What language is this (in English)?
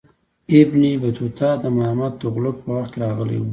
Pashto